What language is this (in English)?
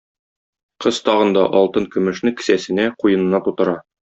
Tatar